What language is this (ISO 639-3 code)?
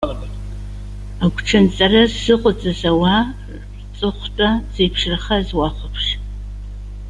abk